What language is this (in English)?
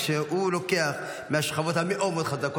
Hebrew